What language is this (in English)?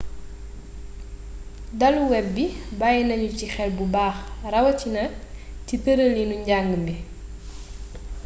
Wolof